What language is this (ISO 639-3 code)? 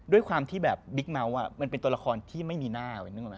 tha